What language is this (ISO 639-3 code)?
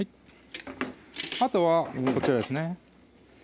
jpn